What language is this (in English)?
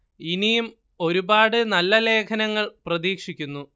Malayalam